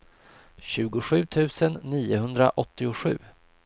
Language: Swedish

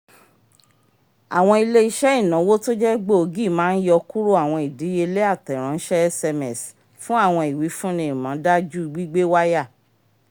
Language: Yoruba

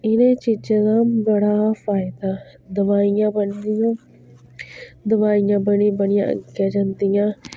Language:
Dogri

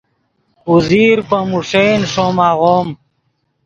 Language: Yidgha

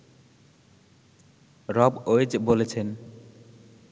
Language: Bangla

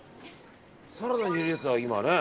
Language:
Japanese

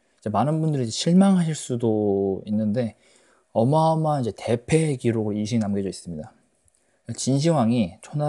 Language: Korean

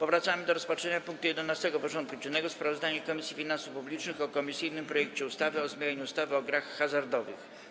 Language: Polish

